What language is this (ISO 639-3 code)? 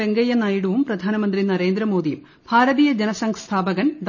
mal